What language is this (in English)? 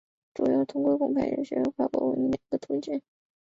Chinese